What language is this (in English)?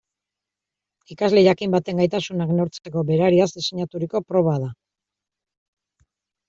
Basque